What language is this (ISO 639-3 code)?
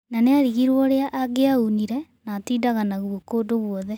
kik